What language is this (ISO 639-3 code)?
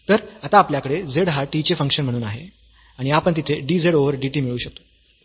mar